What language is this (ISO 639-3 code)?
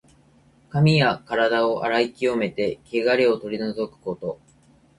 jpn